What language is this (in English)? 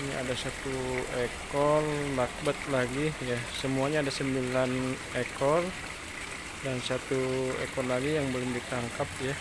Indonesian